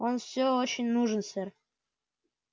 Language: Russian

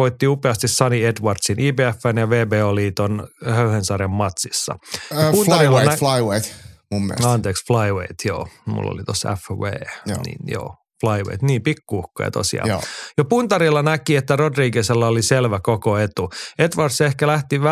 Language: Finnish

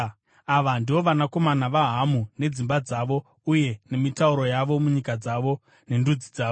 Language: Shona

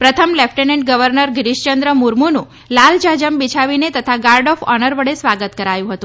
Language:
Gujarati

